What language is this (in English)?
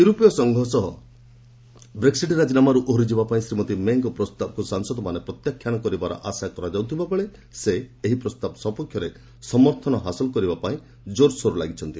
Odia